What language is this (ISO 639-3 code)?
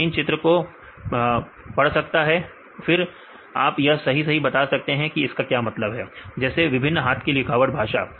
hin